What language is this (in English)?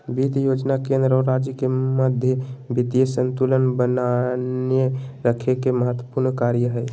Magahi